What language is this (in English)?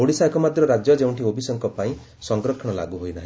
Odia